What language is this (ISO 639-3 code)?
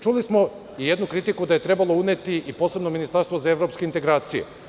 srp